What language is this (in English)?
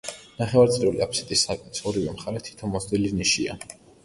Georgian